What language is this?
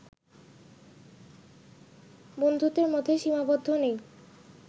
Bangla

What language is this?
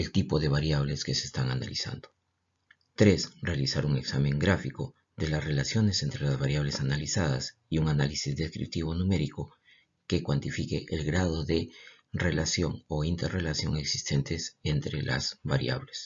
Spanish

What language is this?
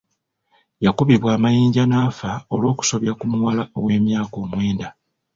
Ganda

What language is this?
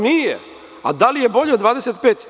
Serbian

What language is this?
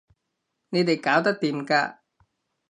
Cantonese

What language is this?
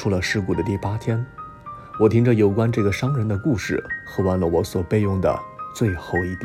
Chinese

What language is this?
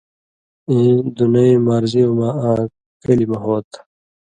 Indus Kohistani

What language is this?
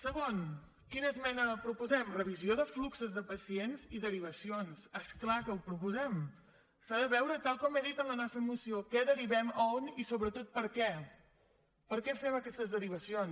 Catalan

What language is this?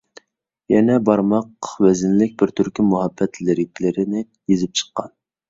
Uyghur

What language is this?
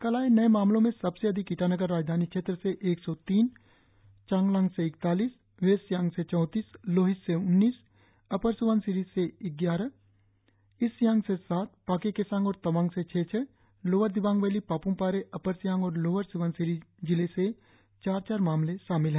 Hindi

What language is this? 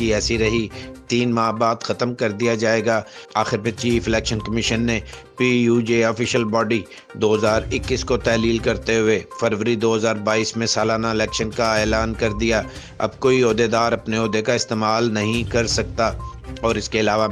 Urdu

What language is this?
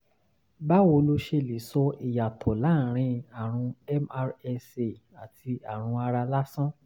Yoruba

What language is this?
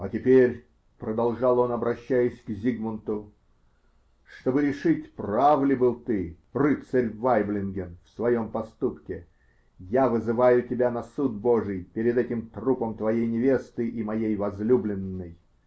Russian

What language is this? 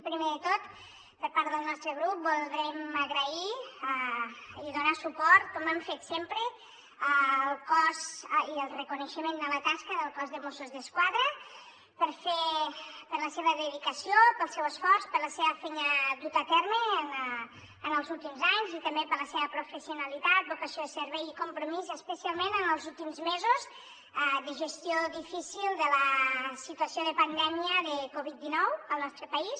Catalan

